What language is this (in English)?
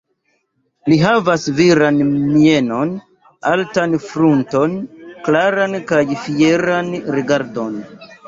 Esperanto